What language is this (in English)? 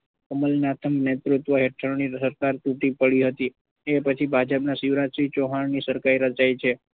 Gujarati